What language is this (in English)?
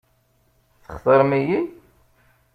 Kabyle